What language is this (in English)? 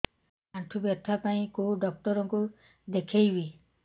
Odia